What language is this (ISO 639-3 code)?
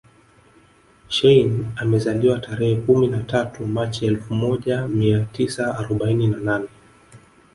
swa